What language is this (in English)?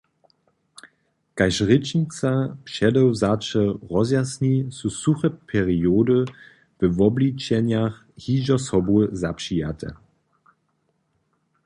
Upper Sorbian